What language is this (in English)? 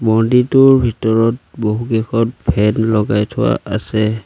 Assamese